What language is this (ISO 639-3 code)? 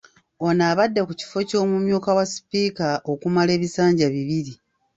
lug